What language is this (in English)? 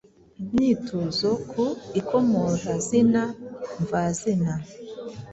Kinyarwanda